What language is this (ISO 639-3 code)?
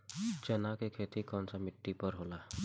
bho